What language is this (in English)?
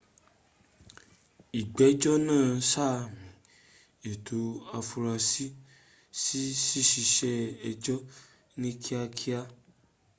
Yoruba